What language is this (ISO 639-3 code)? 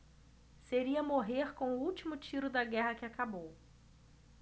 por